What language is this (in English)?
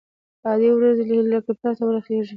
Pashto